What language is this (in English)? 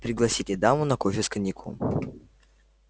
Russian